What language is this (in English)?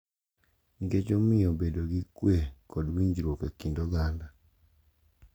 Luo (Kenya and Tanzania)